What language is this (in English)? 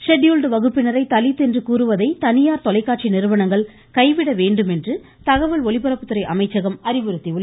Tamil